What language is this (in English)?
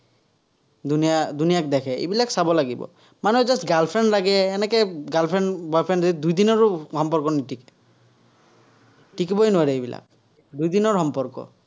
Assamese